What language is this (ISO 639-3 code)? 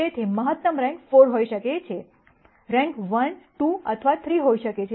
guj